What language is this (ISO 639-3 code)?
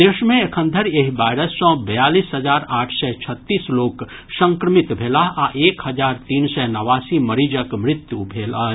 mai